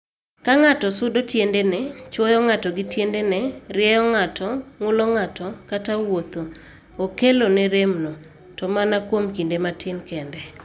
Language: Luo (Kenya and Tanzania)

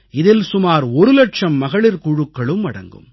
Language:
Tamil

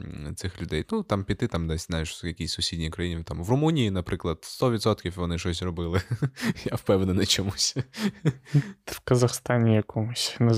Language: Ukrainian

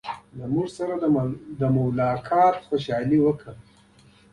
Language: Pashto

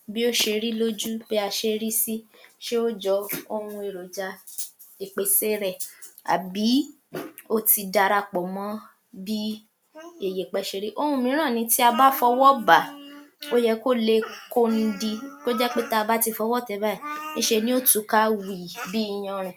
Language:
Yoruba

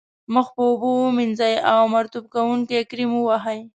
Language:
Pashto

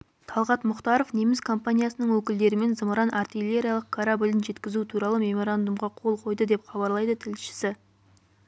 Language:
Kazakh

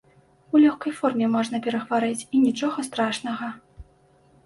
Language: Belarusian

